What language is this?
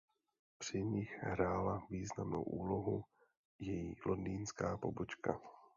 Czech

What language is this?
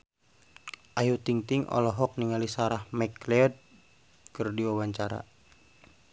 Sundanese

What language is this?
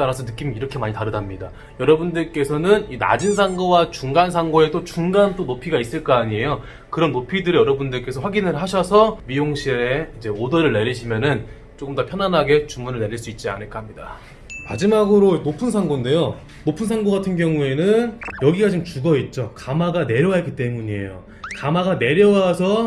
Korean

